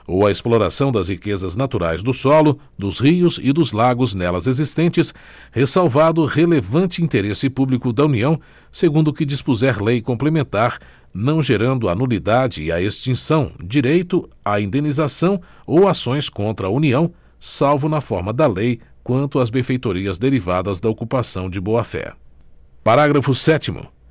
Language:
Portuguese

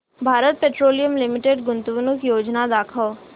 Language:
Marathi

